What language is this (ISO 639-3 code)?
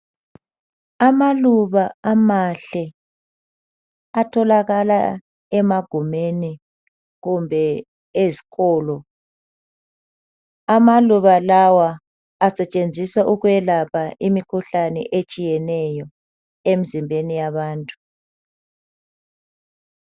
nde